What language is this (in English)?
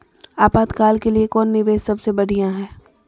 Magahi